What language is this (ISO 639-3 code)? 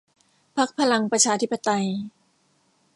tha